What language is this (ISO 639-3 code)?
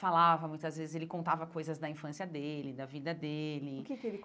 por